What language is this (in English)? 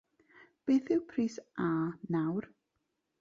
Welsh